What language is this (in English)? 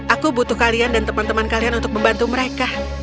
Indonesian